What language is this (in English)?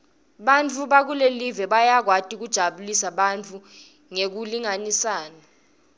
Swati